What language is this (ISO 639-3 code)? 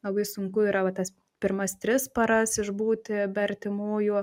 lit